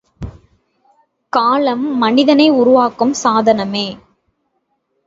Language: Tamil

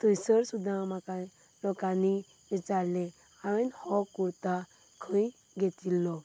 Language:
Konkani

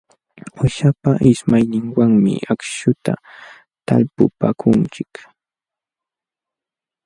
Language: Jauja Wanca Quechua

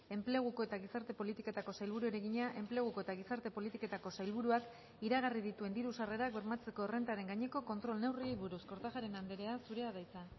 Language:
Basque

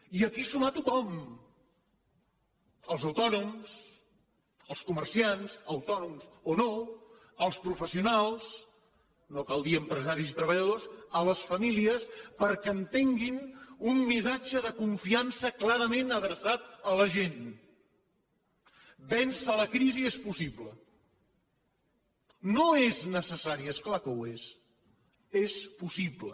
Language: Catalan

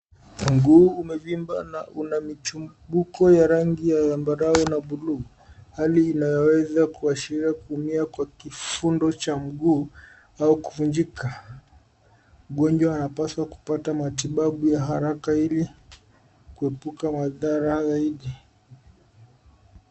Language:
Swahili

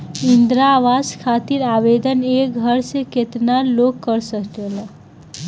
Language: Bhojpuri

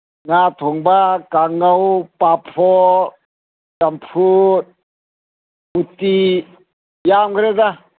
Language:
Manipuri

